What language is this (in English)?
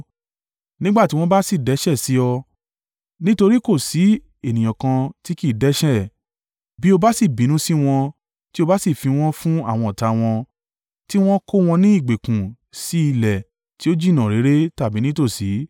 Yoruba